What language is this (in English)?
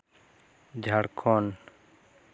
Santali